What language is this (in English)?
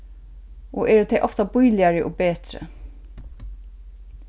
Faroese